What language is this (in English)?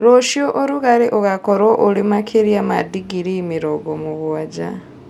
Kikuyu